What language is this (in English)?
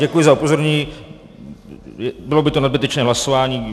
Czech